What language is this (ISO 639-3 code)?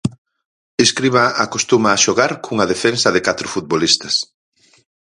glg